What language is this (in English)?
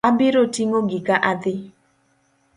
Luo (Kenya and Tanzania)